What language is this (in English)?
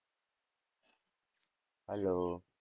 Gujarati